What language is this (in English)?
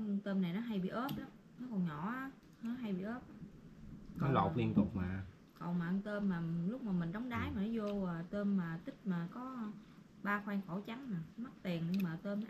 Vietnamese